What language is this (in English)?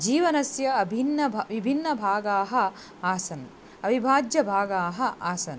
Sanskrit